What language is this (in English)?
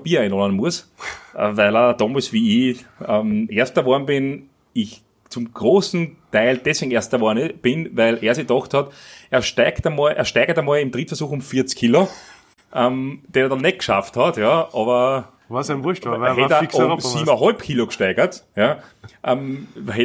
German